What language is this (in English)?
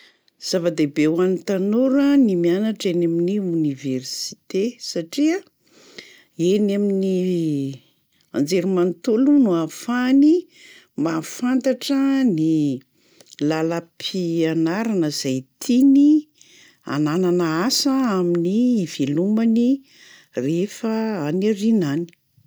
Malagasy